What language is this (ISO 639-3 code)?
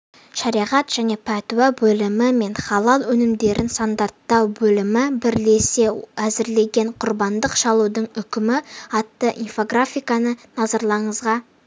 kaz